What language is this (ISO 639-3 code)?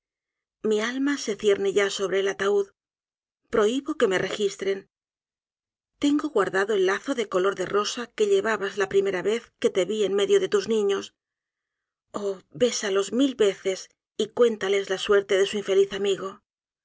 spa